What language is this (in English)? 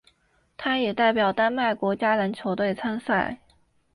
Chinese